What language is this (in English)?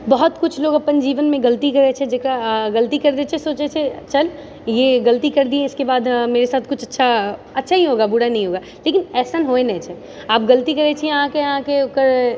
Maithili